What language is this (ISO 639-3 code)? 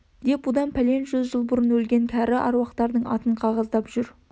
kaz